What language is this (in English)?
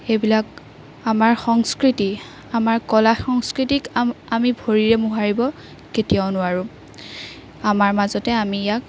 Assamese